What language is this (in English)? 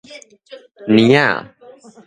Min Nan Chinese